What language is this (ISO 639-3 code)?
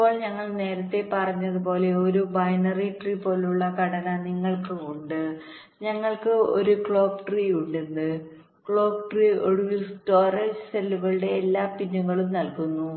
mal